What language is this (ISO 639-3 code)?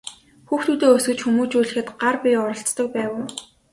mon